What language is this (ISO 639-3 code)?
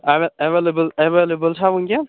kas